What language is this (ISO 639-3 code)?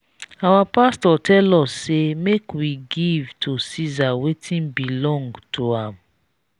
pcm